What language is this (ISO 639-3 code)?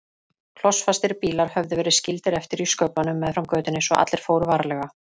isl